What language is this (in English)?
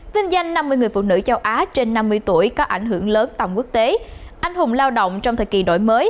Vietnamese